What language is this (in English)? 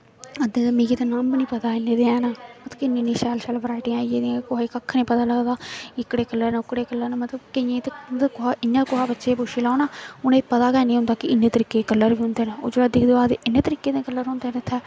Dogri